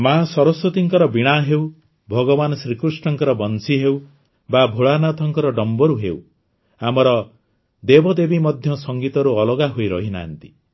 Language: Odia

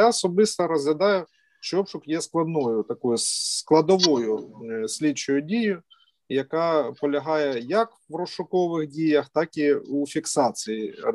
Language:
Ukrainian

